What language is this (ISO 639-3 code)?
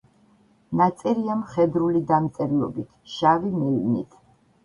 kat